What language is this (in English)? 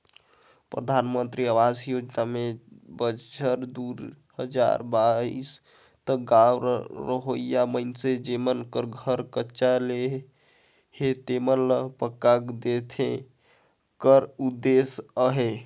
Chhattisgarhi